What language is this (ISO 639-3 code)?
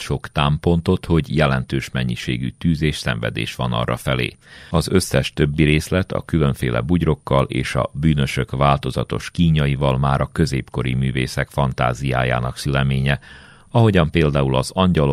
hun